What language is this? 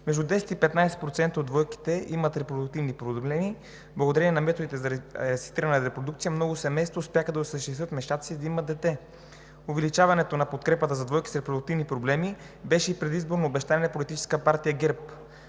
Bulgarian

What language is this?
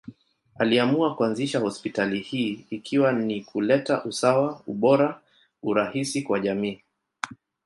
Swahili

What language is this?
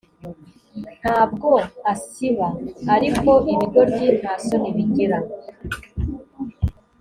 Kinyarwanda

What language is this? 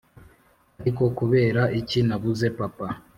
Kinyarwanda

